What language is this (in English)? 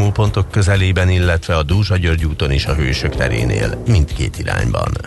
Hungarian